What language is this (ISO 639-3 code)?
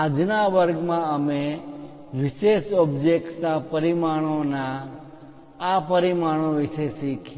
guj